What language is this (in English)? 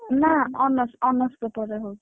Odia